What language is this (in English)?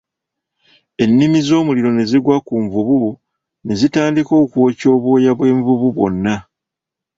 Ganda